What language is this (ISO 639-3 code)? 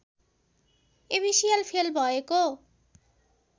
nep